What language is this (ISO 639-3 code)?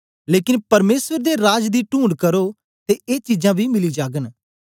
doi